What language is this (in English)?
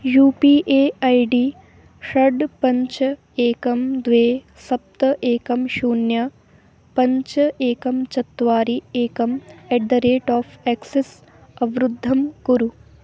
Sanskrit